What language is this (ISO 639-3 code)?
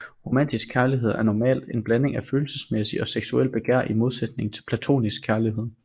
dan